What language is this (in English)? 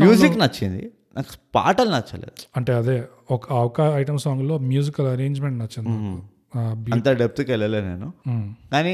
Telugu